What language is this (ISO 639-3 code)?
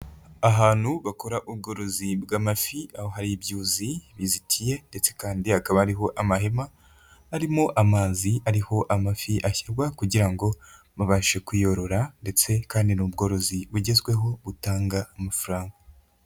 kin